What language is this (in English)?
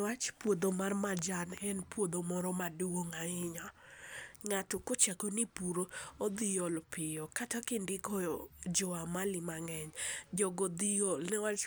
Luo (Kenya and Tanzania)